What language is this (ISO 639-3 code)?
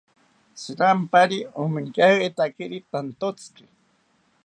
cpy